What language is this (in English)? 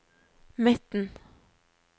Norwegian